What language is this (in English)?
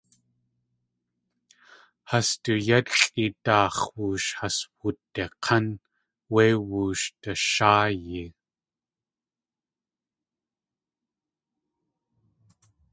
Tlingit